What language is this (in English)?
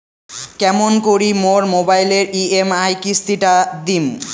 Bangla